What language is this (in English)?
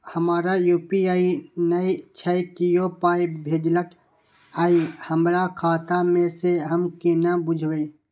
Maithili